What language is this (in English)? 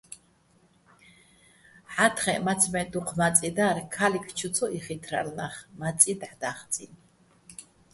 Bats